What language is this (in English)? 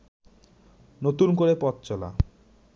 Bangla